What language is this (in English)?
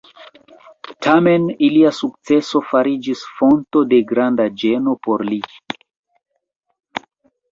Esperanto